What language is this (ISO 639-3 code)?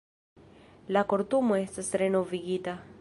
epo